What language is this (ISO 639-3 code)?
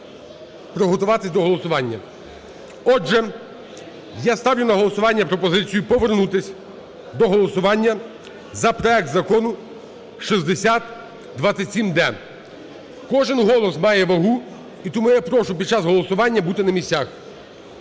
ukr